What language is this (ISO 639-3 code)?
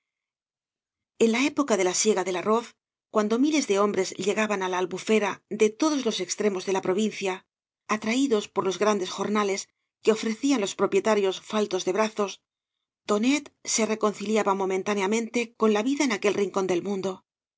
spa